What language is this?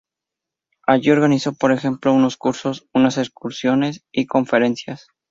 Spanish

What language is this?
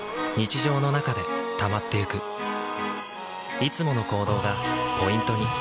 Japanese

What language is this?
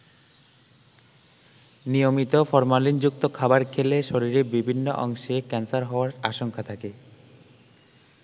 Bangla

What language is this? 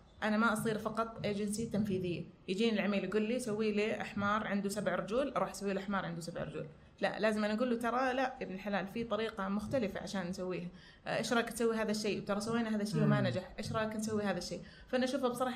Arabic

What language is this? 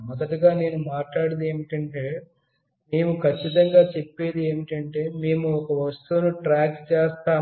Telugu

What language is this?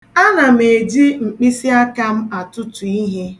Igbo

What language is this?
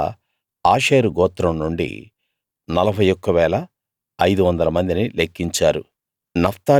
Telugu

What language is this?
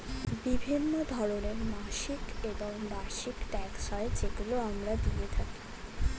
Bangla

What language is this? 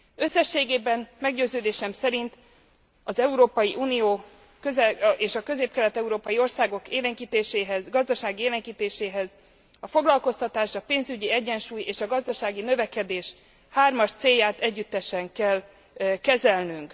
Hungarian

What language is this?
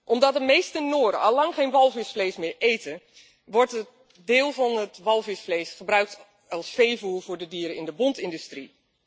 Dutch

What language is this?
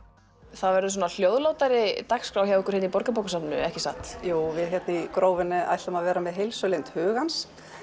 Icelandic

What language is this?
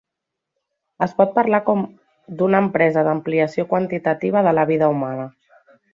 Catalan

